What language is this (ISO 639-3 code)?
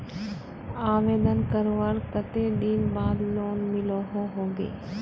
mag